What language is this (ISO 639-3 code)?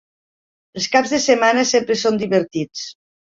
cat